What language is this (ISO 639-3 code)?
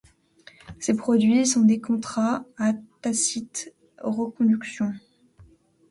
fra